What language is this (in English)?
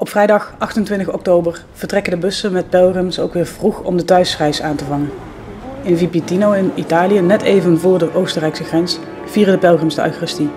Dutch